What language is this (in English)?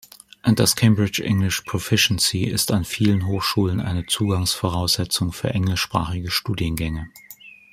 German